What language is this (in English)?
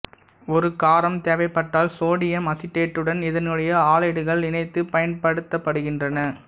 Tamil